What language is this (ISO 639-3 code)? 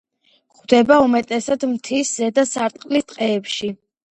kat